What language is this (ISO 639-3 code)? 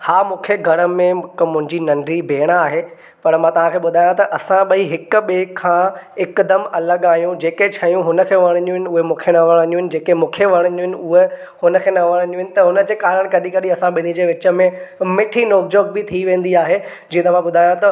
snd